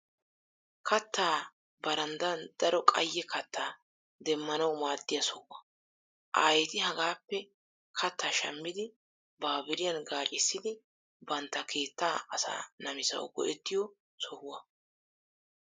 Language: Wolaytta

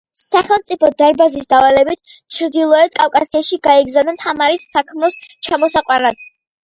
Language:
Georgian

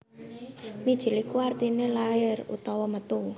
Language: Javanese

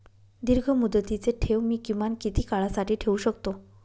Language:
Marathi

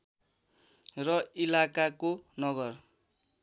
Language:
Nepali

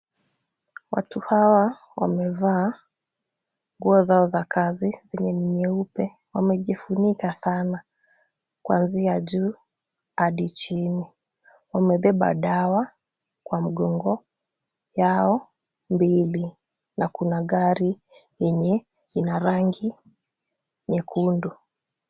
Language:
Swahili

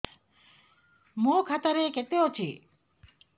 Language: Odia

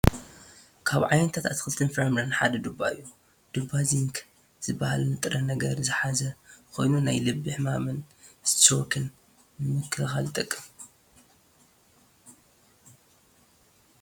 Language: Tigrinya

